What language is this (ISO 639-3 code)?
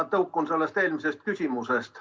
est